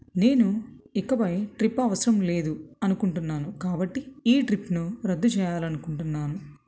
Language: Telugu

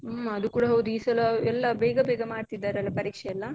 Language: Kannada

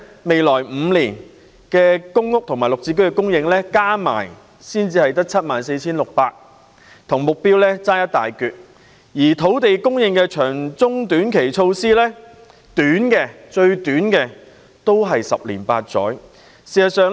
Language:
Cantonese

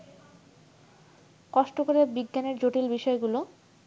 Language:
Bangla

